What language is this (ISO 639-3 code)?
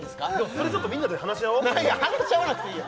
jpn